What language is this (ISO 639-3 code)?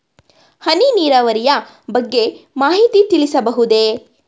kan